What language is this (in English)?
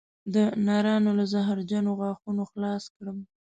Pashto